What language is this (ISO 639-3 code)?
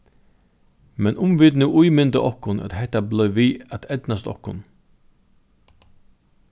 fao